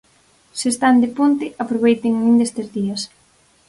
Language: Galician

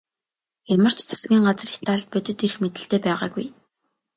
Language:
Mongolian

